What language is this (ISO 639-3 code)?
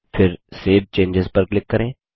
hin